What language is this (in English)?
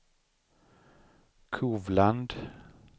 Swedish